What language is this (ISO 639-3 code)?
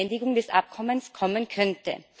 deu